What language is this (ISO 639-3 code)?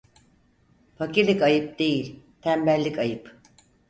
tur